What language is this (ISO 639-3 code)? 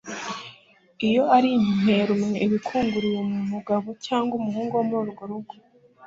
kin